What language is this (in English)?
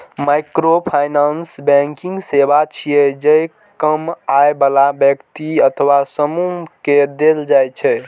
Maithili